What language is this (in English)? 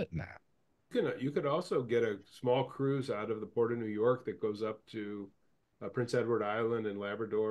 English